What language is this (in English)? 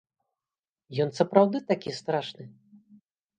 Belarusian